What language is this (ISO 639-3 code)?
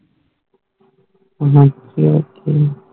pan